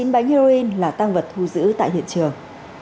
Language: Vietnamese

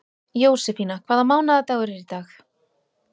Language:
Icelandic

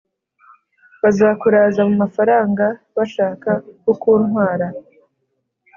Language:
Kinyarwanda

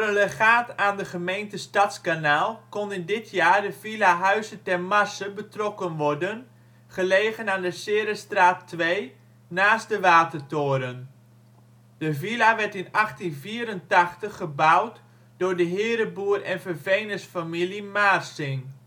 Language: Dutch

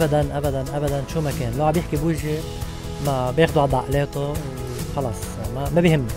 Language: Arabic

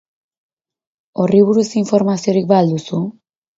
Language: Basque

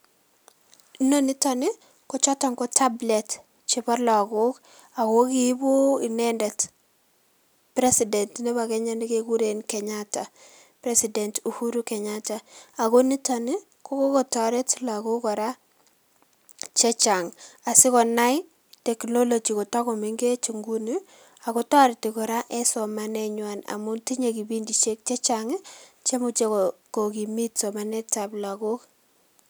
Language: Kalenjin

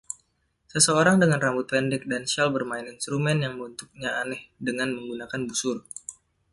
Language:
Indonesian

